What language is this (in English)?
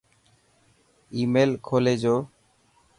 Dhatki